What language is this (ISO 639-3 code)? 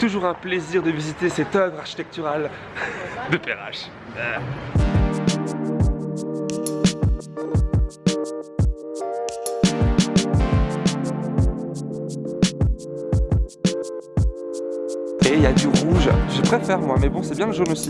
fra